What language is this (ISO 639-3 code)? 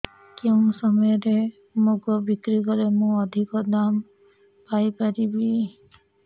ori